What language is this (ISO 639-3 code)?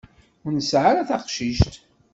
kab